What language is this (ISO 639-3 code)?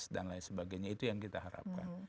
ind